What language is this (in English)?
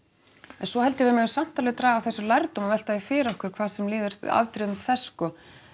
Icelandic